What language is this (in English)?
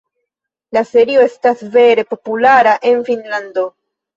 Esperanto